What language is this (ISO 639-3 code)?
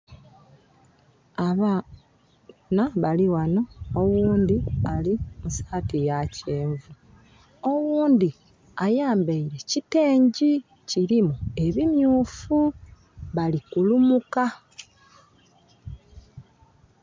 xog